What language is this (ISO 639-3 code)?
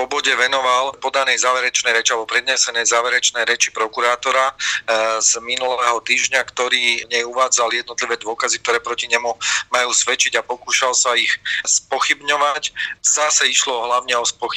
slk